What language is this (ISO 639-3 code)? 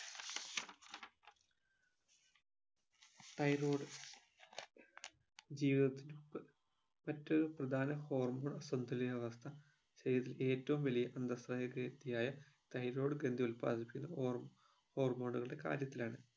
mal